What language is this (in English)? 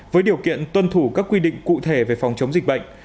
Vietnamese